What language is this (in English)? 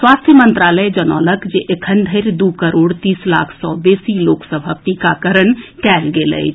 Maithili